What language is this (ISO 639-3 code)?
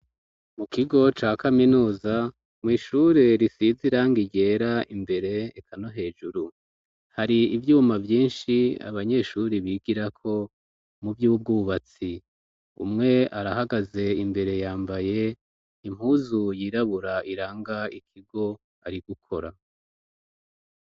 run